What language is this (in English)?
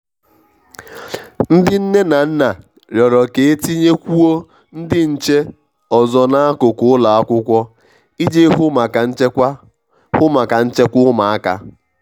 Igbo